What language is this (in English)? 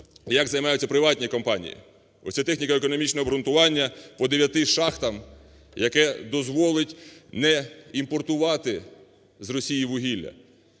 Ukrainian